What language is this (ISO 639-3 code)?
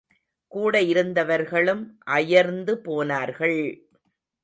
tam